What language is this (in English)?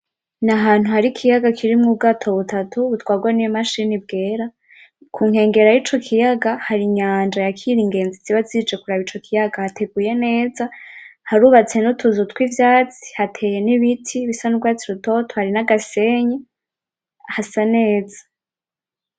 Rundi